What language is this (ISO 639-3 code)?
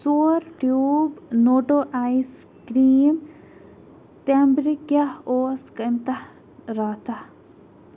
kas